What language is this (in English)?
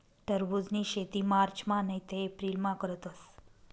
Marathi